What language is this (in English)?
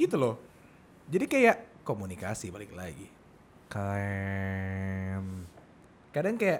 Indonesian